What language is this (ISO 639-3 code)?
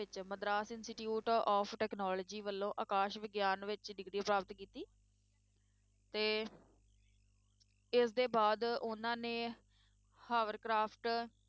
pan